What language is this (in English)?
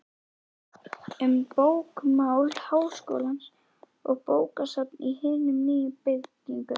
Icelandic